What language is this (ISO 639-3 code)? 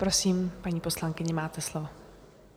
ces